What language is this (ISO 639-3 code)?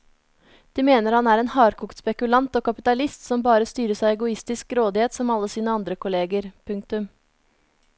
nor